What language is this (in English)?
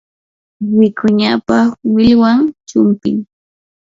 Yanahuanca Pasco Quechua